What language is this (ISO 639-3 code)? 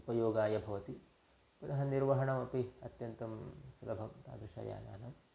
san